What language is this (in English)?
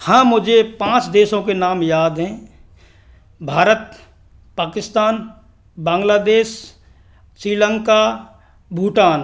Hindi